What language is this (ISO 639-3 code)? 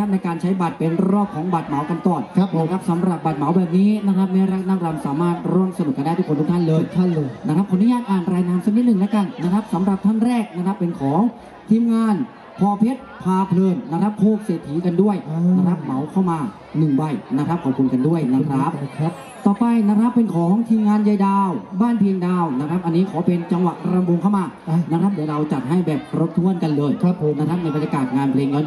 tha